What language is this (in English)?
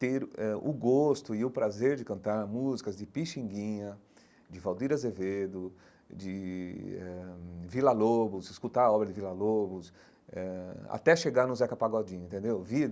Portuguese